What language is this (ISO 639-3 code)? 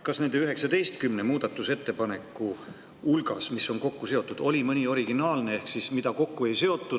est